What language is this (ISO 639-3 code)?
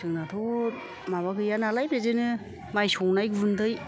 brx